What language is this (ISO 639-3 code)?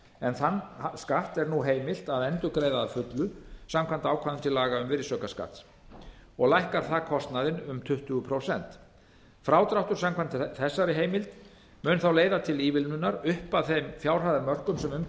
isl